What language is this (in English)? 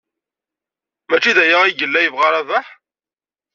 Kabyle